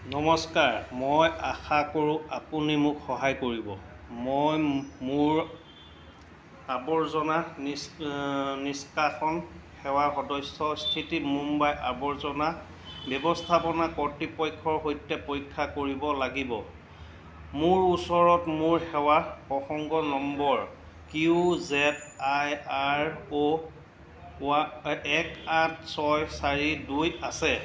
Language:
Assamese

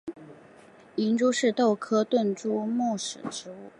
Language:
Chinese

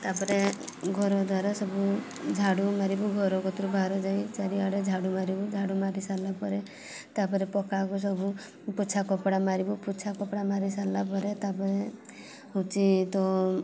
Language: Odia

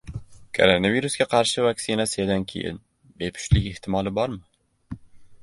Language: Uzbek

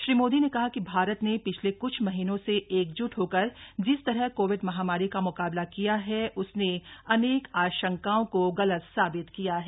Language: Hindi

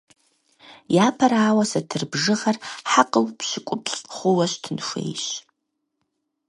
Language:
Kabardian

